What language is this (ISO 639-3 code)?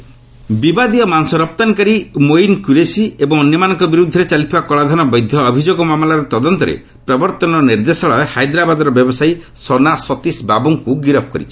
ori